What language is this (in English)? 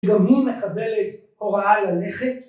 Hebrew